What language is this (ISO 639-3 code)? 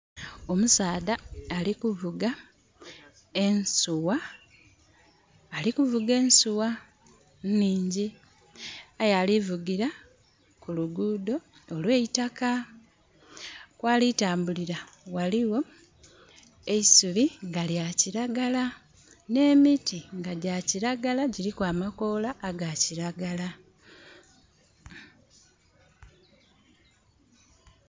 xog